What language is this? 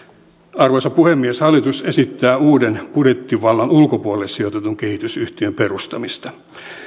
Finnish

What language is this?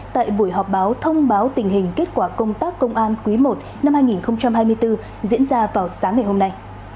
Vietnamese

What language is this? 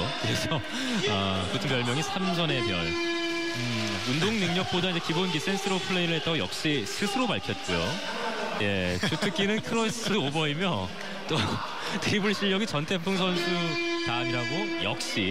Korean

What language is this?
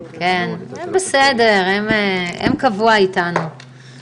Hebrew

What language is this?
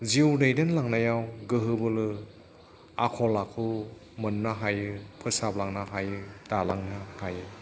Bodo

